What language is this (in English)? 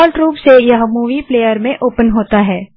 Hindi